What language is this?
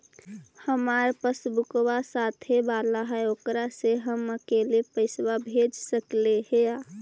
Magahi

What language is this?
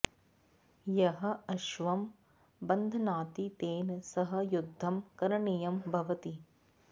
Sanskrit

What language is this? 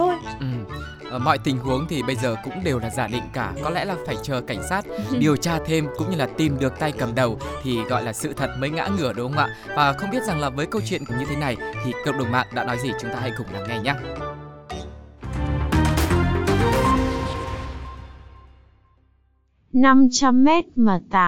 Vietnamese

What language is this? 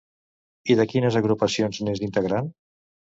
Catalan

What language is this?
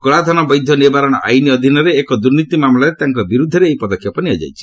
Odia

